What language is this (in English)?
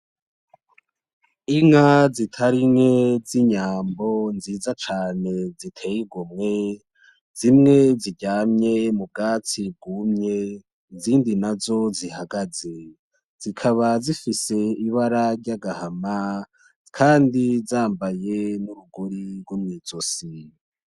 Rundi